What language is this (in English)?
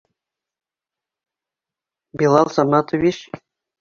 Bashkir